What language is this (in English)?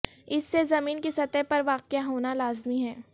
Urdu